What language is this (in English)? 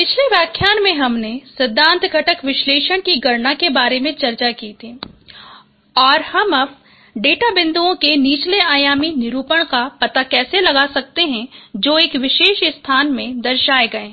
Hindi